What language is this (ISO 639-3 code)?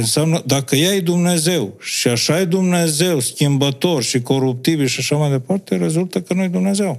ron